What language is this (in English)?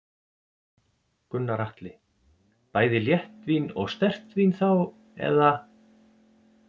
Icelandic